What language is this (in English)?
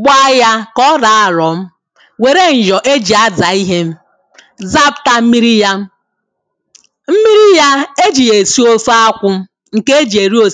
Igbo